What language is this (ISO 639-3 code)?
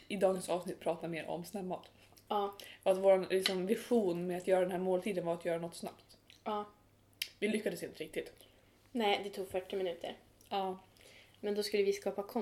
swe